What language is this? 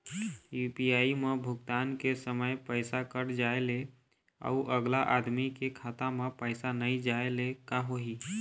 Chhattisgarhi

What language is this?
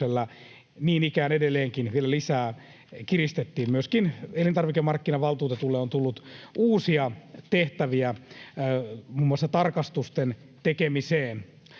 Finnish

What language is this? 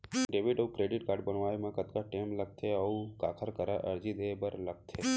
Chhattisgarhi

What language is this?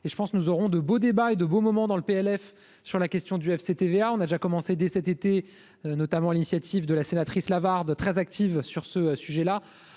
French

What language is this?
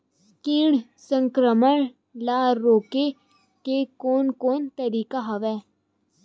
Chhattisgarhi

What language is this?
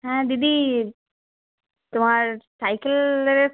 Bangla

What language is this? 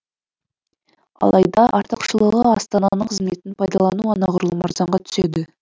Kazakh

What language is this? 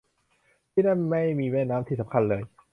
Thai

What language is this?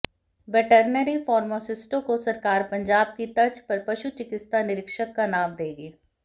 Hindi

